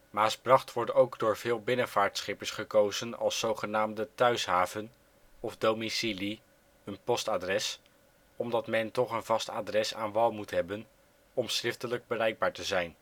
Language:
Dutch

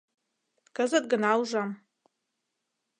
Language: Mari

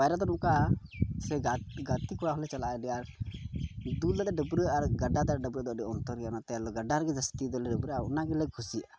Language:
Santali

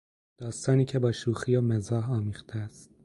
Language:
Persian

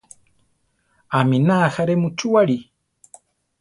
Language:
Central Tarahumara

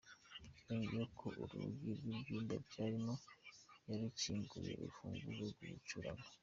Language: Kinyarwanda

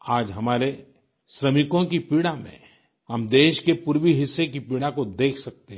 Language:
Hindi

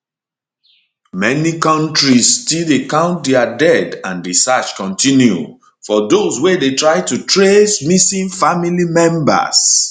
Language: Nigerian Pidgin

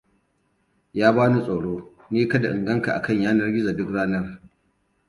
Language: Hausa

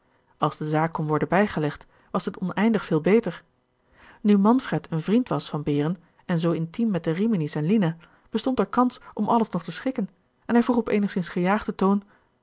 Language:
Dutch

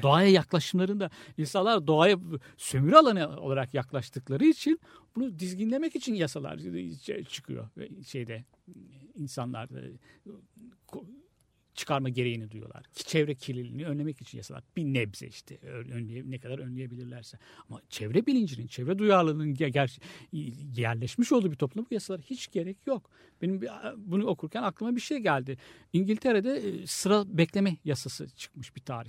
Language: Turkish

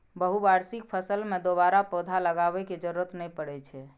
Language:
Maithili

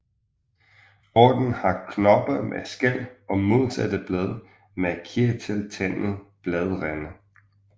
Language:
Danish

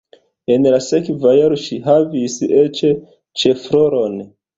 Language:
Esperanto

